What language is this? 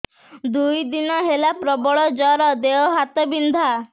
Odia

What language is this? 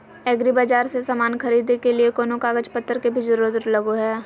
Magahi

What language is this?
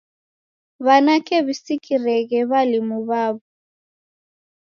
Taita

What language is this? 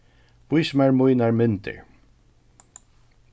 Faroese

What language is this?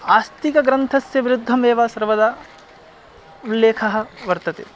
Sanskrit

